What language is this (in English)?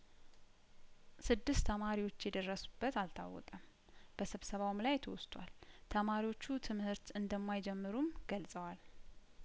Amharic